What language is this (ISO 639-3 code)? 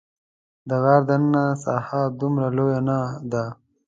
pus